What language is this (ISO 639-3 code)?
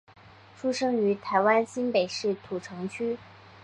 zho